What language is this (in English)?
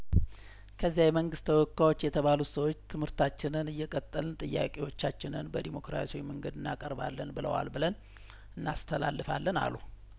Amharic